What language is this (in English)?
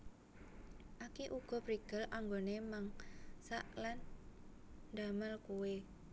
Javanese